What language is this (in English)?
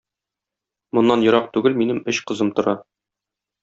Tatar